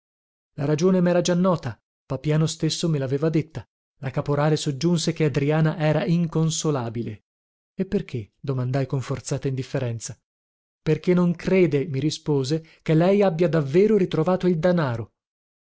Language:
Italian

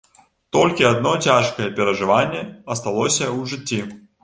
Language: Belarusian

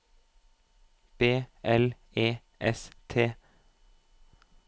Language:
Norwegian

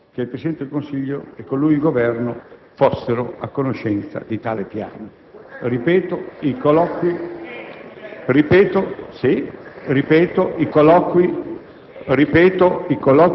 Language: Italian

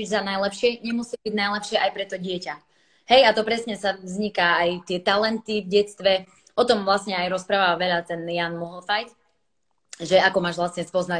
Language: Slovak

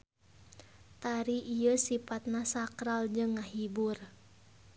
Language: Sundanese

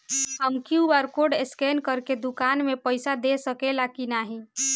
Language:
Bhojpuri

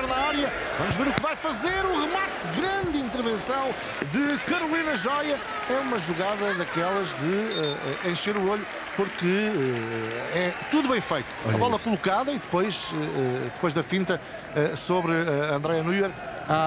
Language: Portuguese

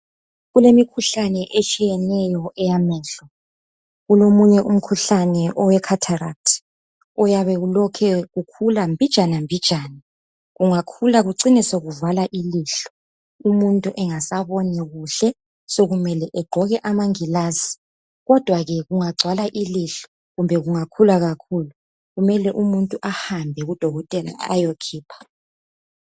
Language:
North Ndebele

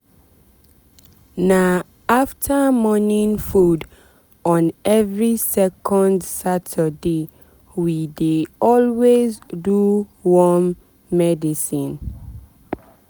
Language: Nigerian Pidgin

